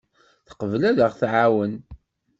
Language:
Kabyle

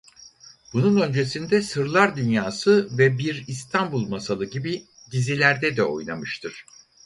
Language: Turkish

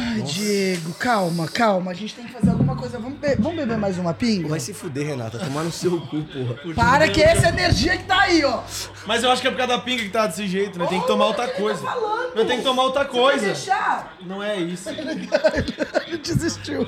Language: Portuguese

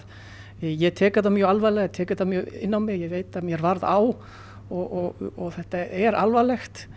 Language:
Icelandic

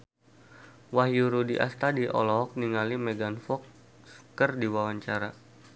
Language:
Sundanese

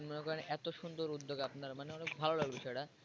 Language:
Bangla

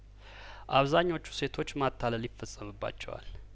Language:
Amharic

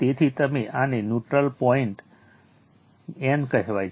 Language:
Gujarati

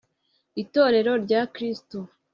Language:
Kinyarwanda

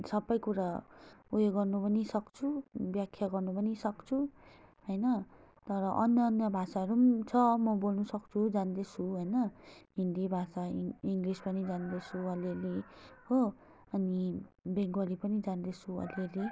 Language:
Nepali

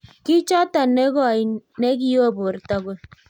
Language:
Kalenjin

